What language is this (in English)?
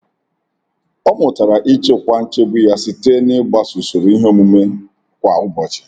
Igbo